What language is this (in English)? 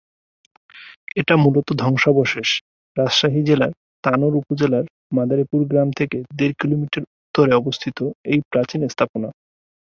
Bangla